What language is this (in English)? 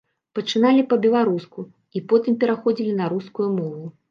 Belarusian